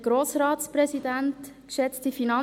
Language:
Swiss German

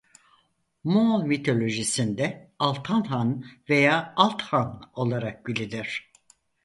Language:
Turkish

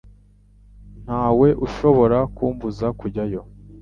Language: Kinyarwanda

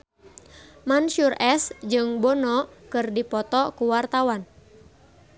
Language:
Sundanese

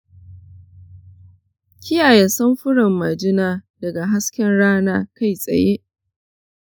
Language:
Hausa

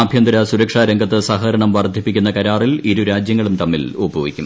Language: Malayalam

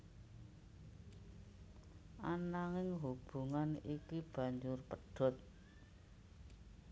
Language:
Javanese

